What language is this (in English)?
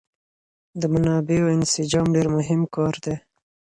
Pashto